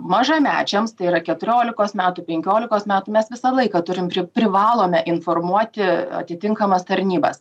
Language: Lithuanian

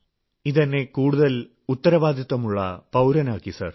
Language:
Malayalam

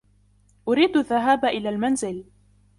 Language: Arabic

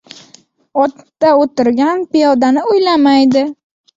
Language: Uzbek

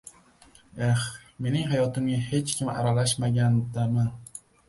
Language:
Uzbek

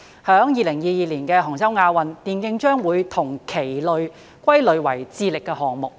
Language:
Cantonese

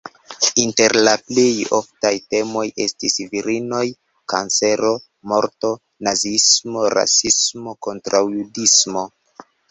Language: Esperanto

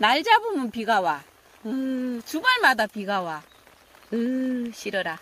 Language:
Korean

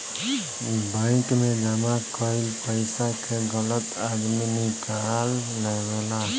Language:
Bhojpuri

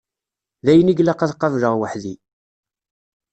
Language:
Kabyle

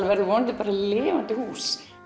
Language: Icelandic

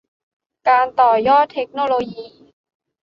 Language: Thai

